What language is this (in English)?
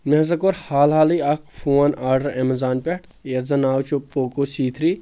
Kashmiri